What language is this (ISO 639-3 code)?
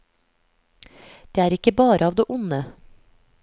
nor